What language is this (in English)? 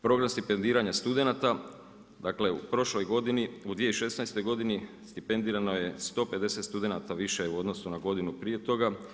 Croatian